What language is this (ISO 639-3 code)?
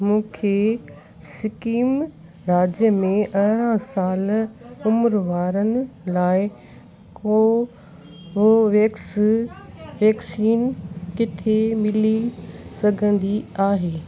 snd